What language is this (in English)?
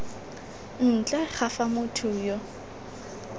Tswana